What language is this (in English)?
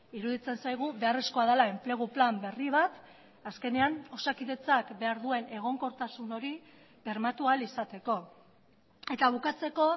Basque